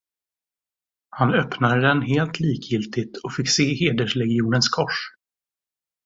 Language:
Swedish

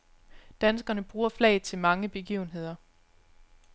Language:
Danish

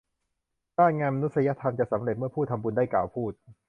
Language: Thai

